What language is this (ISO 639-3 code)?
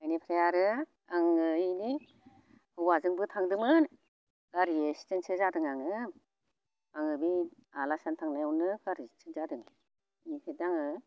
brx